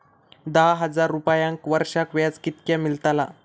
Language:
Marathi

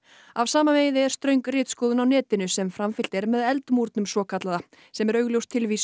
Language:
Icelandic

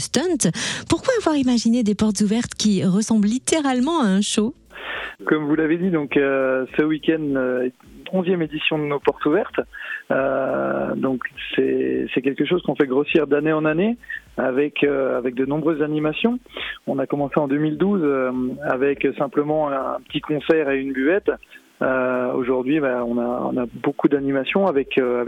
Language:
French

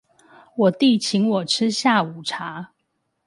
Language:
Chinese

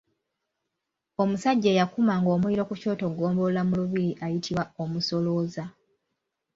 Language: Ganda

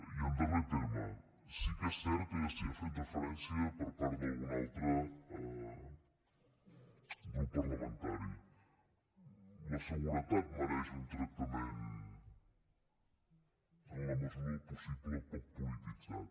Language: Catalan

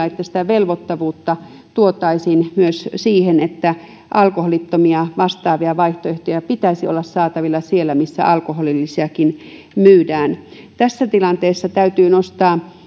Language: Finnish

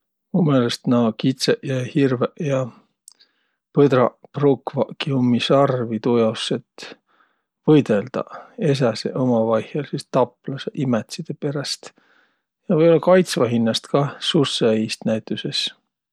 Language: Võro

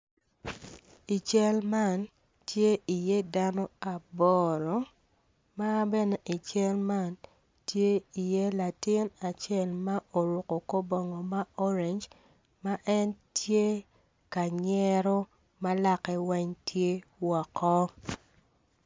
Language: Acoli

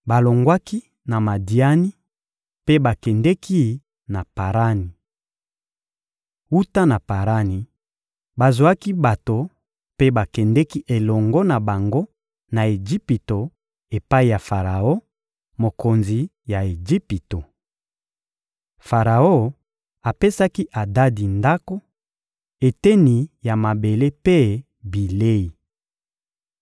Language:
Lingala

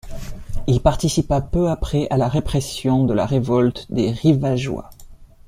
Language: French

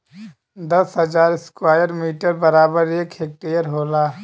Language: Bhojpuri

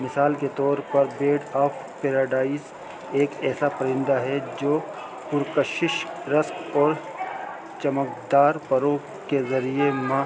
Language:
Urdu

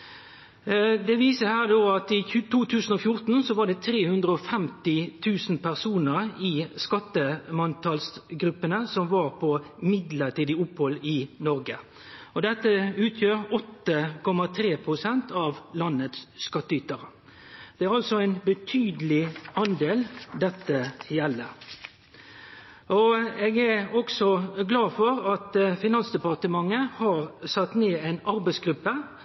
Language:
Norwegian Nynorsk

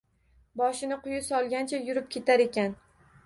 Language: Uzbek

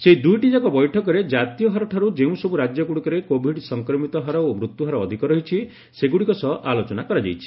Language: Odia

